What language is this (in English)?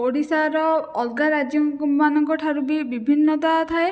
Odia